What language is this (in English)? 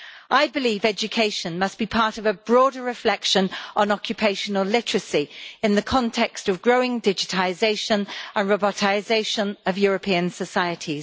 English